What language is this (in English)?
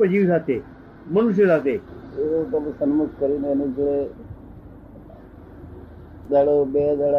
Gujarati